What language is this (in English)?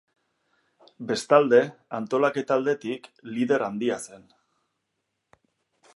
Basque